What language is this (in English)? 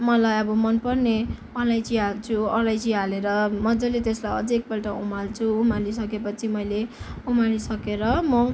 Nepali